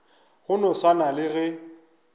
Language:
Northern Sotho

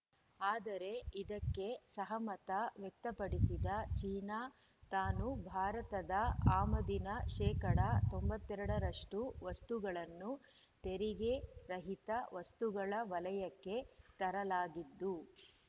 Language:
Kannada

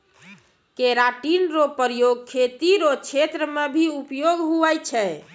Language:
Maithili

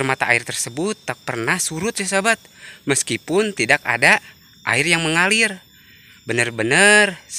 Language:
Indonesian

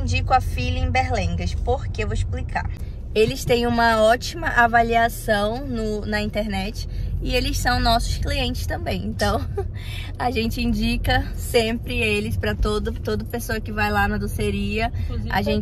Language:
Portuguese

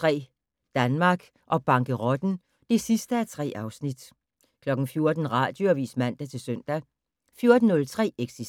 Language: Danish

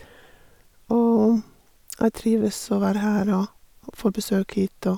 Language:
Norwegian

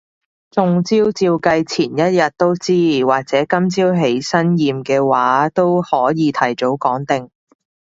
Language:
Cantonese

